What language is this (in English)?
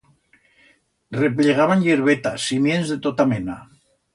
Aragonese